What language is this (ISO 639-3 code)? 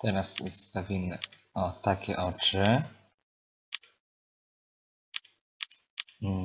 pol